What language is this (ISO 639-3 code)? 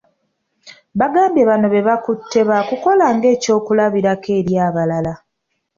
lug